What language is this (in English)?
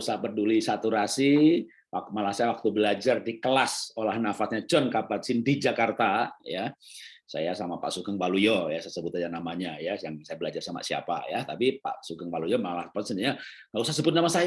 Indonesian